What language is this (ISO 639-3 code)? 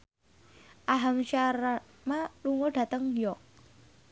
jav